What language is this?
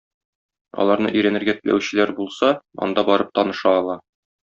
Tatar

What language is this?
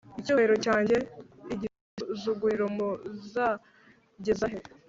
Kinyarwanda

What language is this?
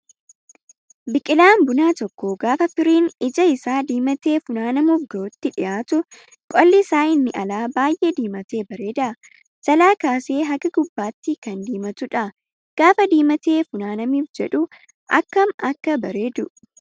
Oromo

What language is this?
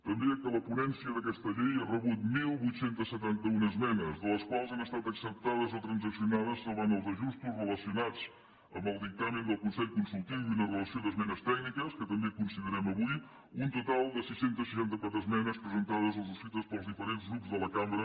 Catalan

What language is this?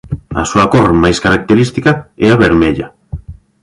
Galician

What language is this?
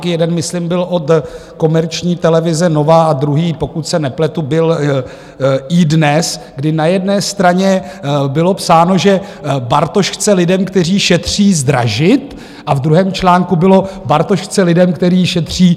Czech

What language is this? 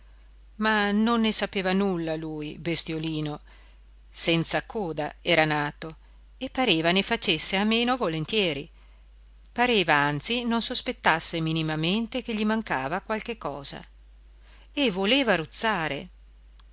Italian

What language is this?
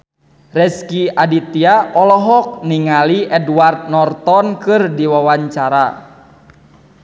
Sundanese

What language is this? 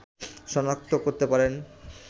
Bangla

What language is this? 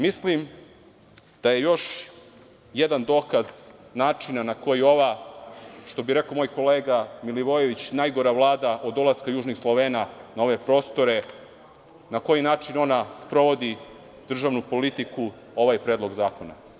Serbian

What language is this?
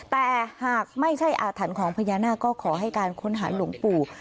Thai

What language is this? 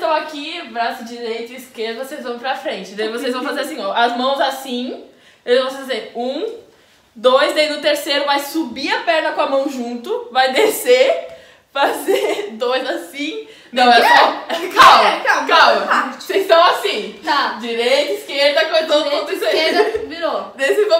Portuguese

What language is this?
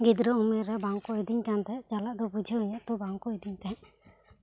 Santali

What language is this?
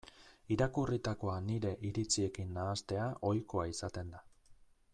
Basque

